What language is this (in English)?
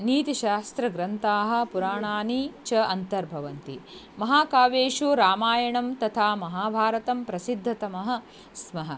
Sanskrit